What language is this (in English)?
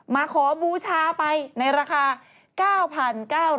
Thai